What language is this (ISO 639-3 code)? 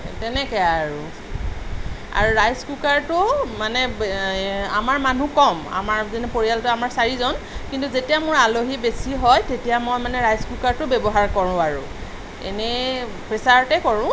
asm